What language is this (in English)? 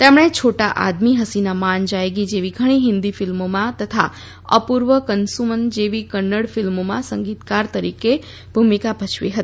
Gujarati